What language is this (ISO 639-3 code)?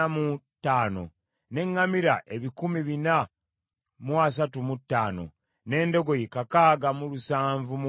lug